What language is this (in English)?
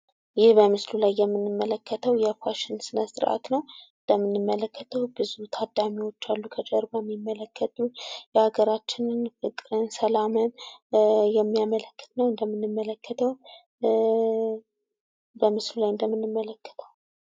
Amharic